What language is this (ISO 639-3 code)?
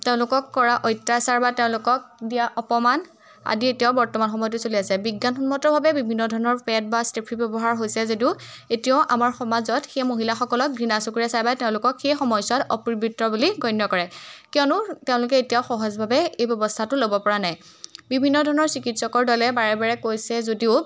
asm